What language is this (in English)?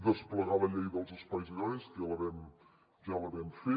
Catalan